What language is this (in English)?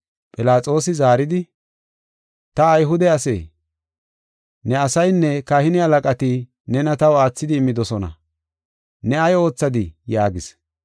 Gofa